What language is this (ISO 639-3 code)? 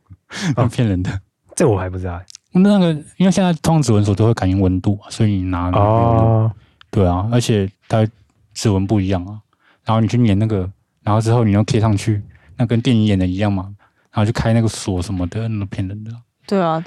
zho